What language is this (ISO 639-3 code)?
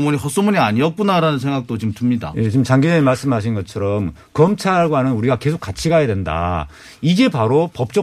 kor